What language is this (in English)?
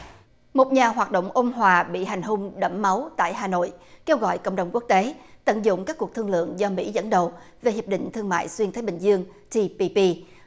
Vietnamese